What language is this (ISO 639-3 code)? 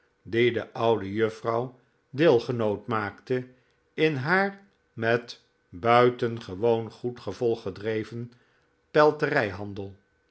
nld